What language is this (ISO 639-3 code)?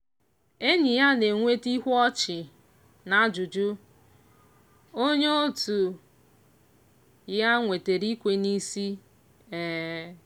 ibo